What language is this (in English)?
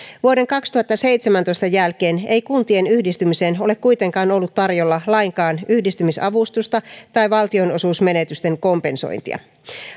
Finnish